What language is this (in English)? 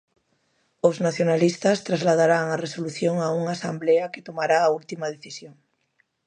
Galician